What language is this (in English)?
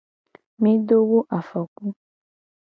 Gen